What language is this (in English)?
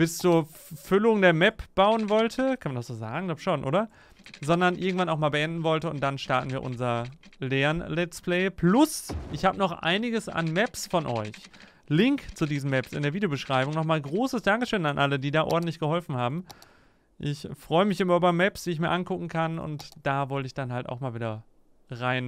German